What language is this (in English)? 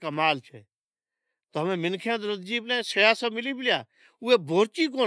Od